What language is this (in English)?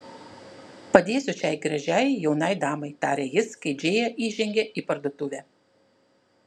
Lithuanian